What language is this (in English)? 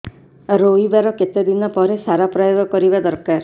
Odia